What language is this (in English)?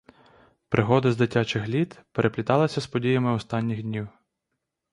Ukrainian